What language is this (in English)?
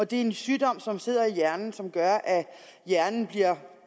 Danish